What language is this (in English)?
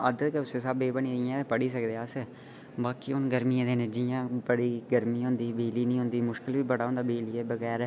Dogri